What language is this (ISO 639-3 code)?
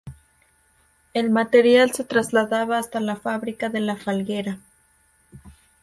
spa